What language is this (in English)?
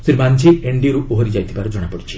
Odia